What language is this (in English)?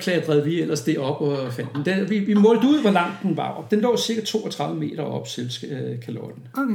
Danish